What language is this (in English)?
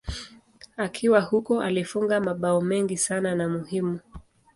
Swahili